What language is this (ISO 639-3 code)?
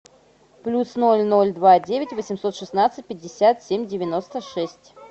rus